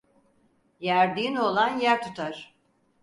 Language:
Turkish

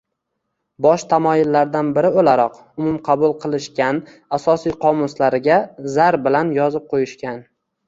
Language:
Uzbek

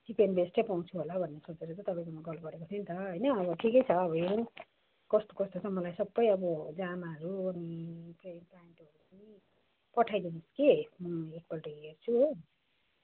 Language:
Nepali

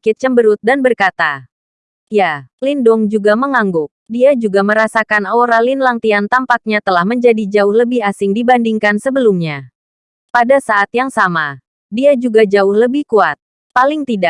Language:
Indonesian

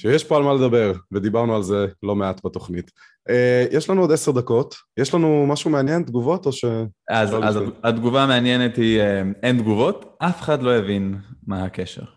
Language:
Hebrew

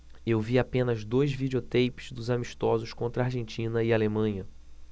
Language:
Portuguese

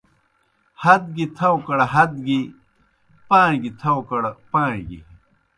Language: Kohistani Shina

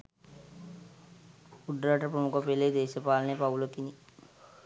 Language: Sinhala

